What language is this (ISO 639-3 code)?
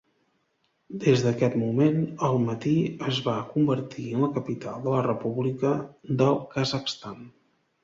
cat